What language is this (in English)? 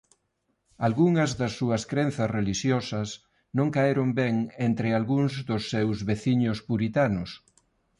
Galician